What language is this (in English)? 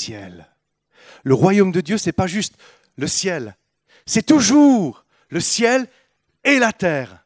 French